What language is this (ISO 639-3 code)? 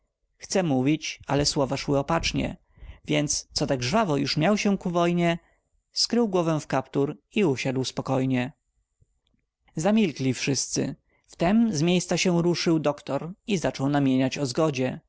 pol